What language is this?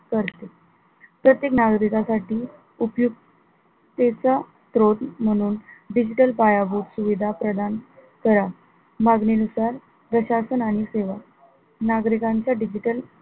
Marathi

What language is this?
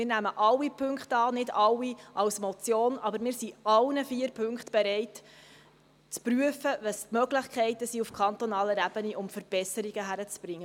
Swiss German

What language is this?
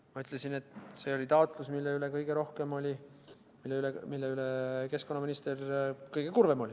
Estonian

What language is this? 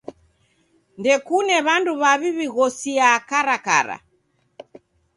Taita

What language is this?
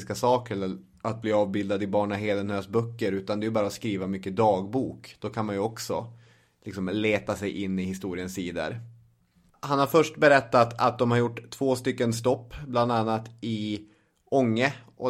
Swedish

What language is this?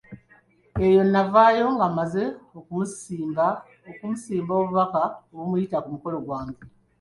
Ganda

